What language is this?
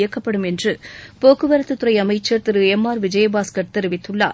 Tamil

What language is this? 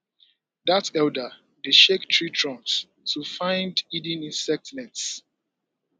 Nigerian Pidgin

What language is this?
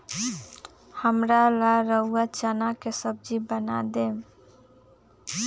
Magahi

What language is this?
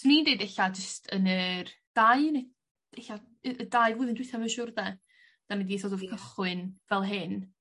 Welsh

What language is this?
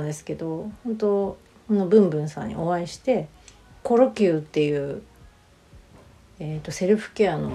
Japanese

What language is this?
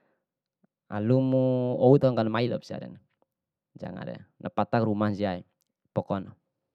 Bima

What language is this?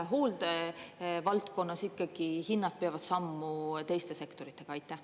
Estonian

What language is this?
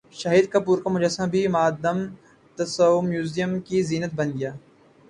Urdu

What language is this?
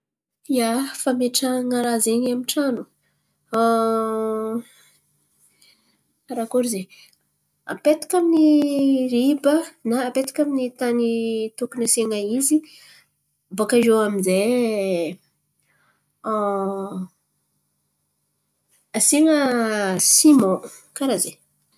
Antankarana Malagasy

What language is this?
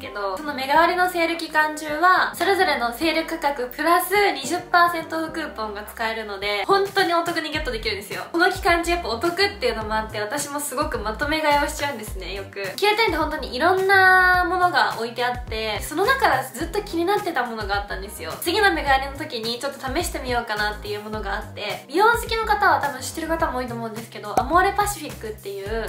Japanese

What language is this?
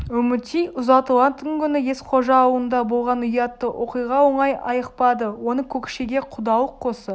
Kazakh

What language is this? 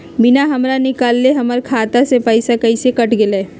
Magahi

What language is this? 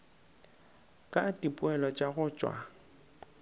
Northern Sotho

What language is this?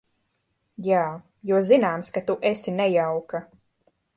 Latvian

